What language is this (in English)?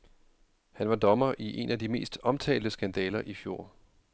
Danish